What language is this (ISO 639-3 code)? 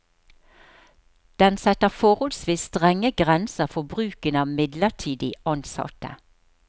nor